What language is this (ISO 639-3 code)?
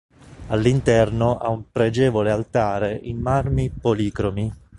ita